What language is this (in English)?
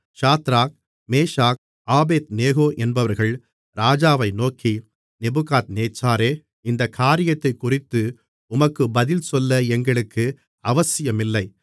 Tamil